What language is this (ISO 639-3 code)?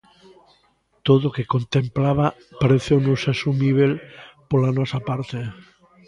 glg